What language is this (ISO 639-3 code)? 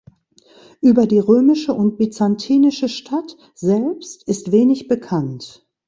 deu